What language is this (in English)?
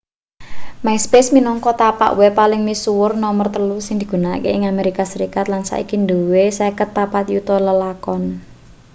Javanese